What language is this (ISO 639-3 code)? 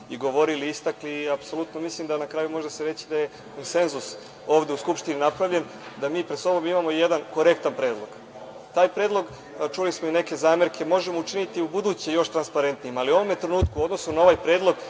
srp